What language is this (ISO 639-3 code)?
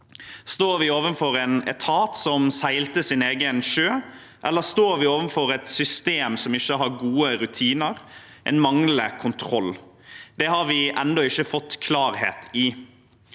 nor